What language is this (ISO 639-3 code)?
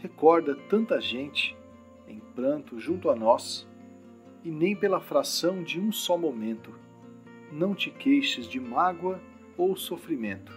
por